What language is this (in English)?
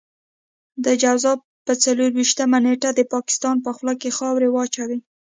Pashto